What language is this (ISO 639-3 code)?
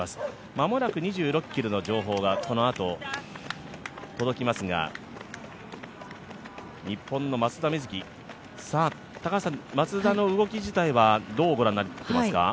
jpn